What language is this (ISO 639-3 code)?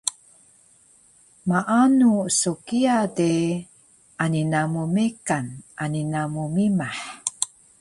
trv